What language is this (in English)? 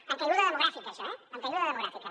Catalan